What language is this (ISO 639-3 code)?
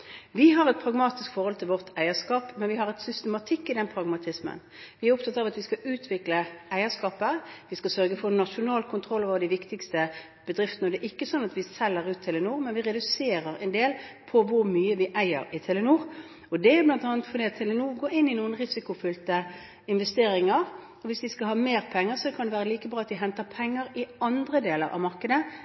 nob